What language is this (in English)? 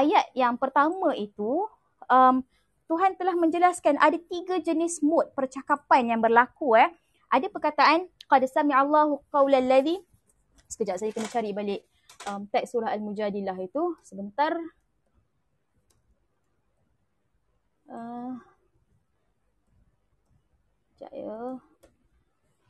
Malay